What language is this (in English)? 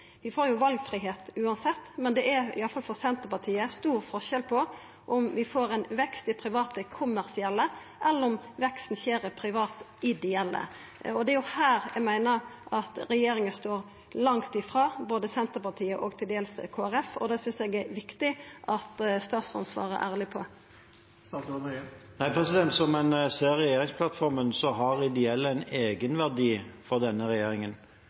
Norwegian